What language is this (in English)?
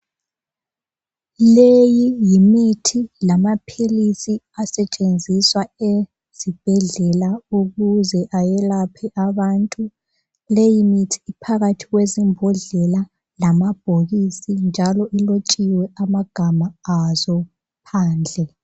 North Ndebele